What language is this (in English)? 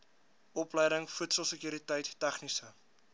Afrikaans